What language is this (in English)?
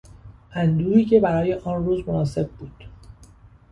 Persian